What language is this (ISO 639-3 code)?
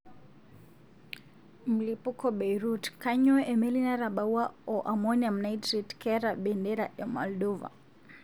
mas